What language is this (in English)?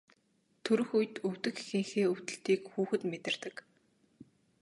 Mongolian